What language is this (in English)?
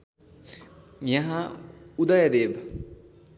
Nepali